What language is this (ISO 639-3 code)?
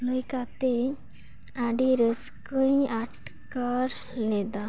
sat